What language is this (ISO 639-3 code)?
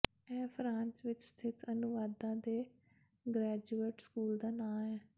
pan